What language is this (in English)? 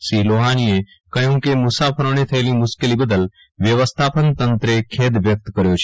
Gujarati